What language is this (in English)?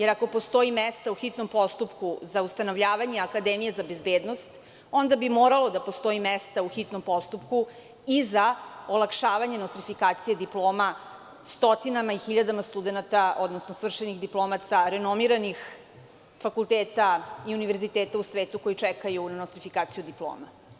Serbian